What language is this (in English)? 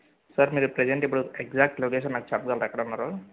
Telugu